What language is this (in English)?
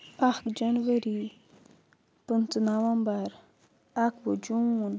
Kashmiri